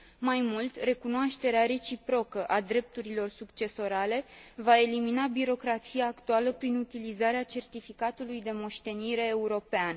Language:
Romanian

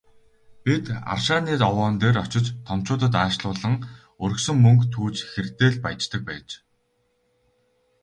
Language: Mongolian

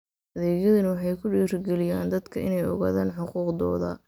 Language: Somali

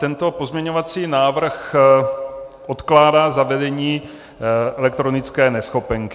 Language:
Czech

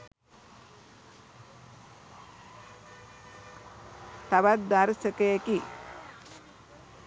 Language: Sinhala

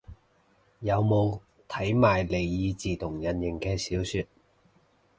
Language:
Cantonese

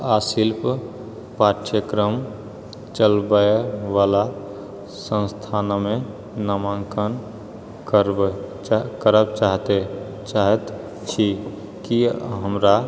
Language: Maithili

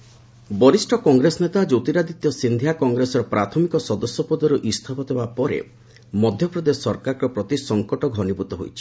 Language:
Odia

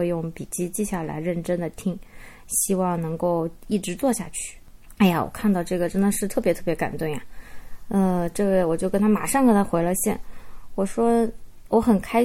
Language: Chinese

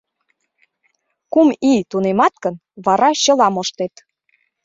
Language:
Mari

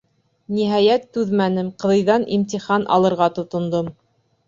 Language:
Bashkir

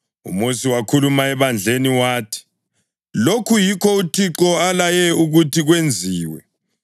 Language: North Ndebele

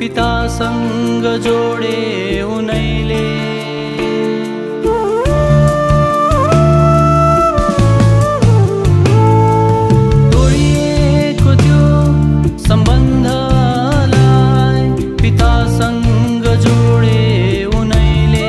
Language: Romanian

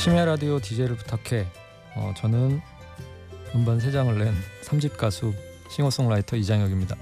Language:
Korean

